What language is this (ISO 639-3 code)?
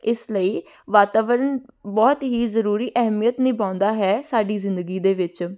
pan